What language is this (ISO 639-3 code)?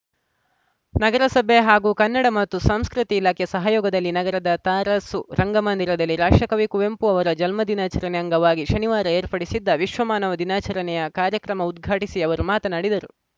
kan